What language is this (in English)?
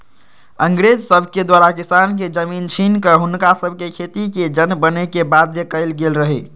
Magahi